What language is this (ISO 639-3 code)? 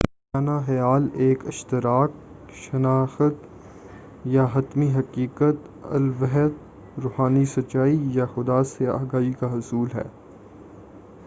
urd